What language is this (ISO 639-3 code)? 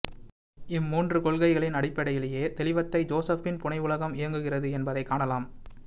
tam